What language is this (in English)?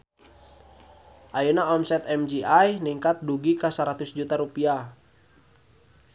Sundanese